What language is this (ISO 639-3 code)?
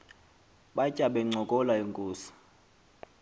xho